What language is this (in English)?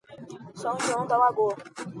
Portuguese